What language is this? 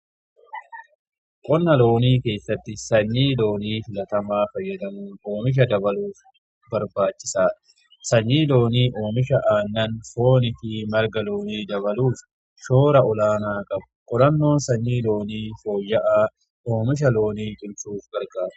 Oromo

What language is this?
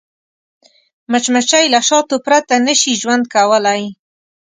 Pashto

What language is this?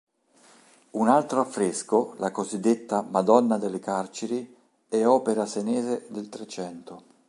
Italian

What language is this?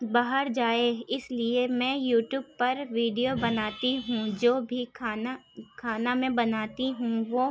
Urdu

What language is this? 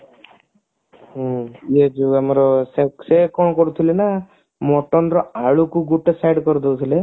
Odia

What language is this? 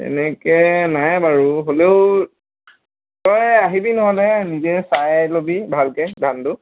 Assamese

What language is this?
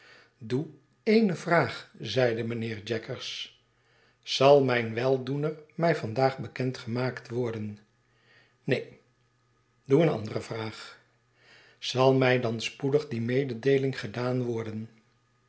Dutch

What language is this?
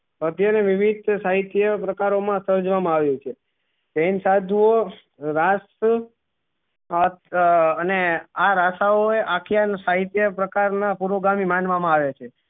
Gujarati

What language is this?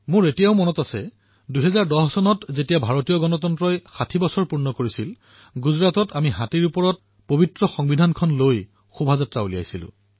Assamese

